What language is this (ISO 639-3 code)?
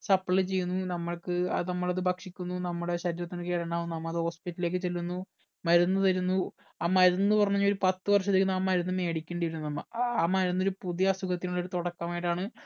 mal